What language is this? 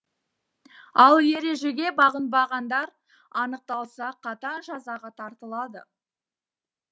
Kazakh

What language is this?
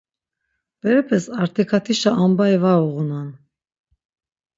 Laz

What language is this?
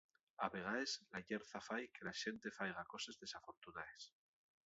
Asturian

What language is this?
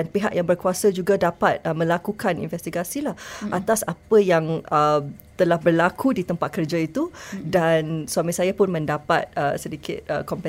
Malay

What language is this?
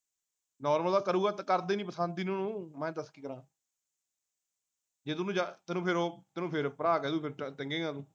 Punjabi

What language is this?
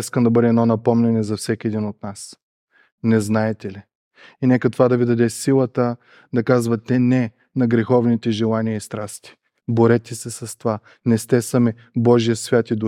Bulgarian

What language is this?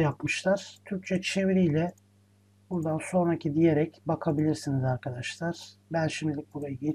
Turkish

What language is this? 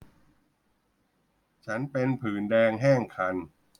Thai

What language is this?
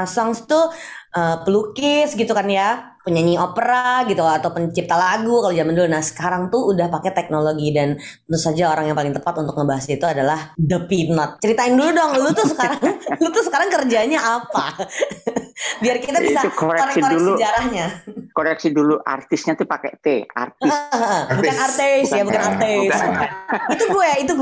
Indonesian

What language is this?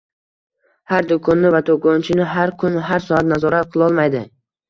Uzbek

